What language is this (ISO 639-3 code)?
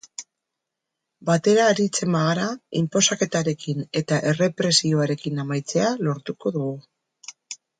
eus